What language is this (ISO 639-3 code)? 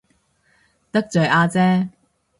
yue